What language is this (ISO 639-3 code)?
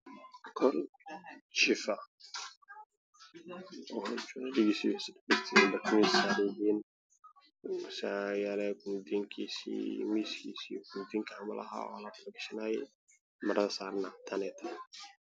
som